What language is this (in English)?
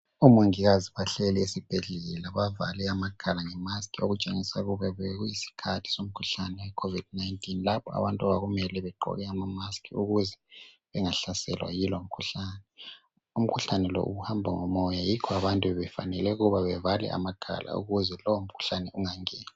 North Ndebele